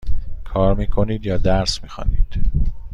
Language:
Persian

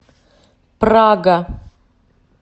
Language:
Russian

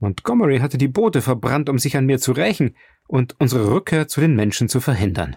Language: German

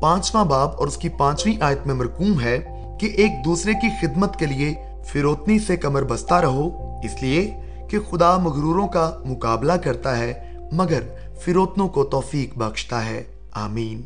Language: Urdu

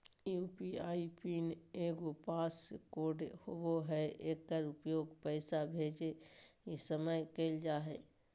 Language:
Magahi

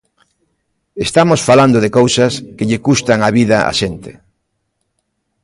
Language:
Galician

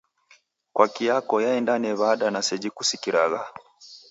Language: Taita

